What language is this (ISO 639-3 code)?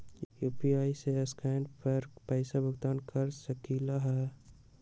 mag